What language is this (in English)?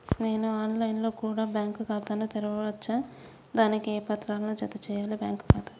Telugu